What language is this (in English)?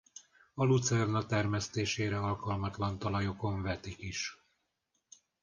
Hungarian